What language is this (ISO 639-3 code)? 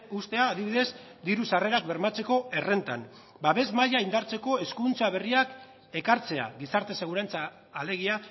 eus